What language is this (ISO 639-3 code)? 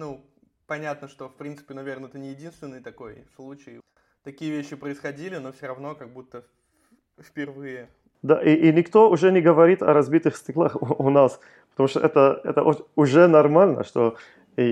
rus